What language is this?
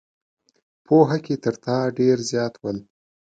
Pashto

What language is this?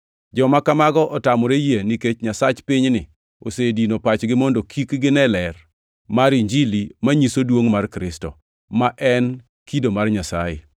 Luo (Kenya and Tanzania)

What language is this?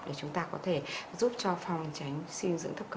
Vietnamese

